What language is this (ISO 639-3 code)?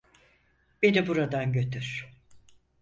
tur